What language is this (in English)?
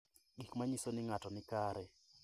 Luo (Kenya and Tanzania)